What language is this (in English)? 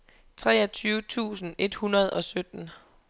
Danish